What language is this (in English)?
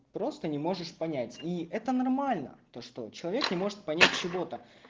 Russian